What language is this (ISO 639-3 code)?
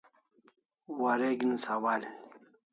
kls